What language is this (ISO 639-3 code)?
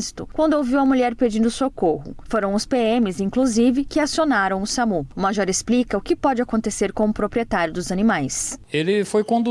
por